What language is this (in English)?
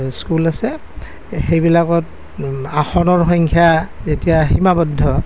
Assamese